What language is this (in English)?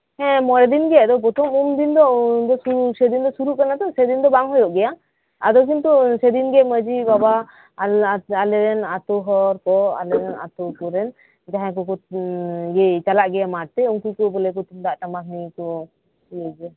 Santali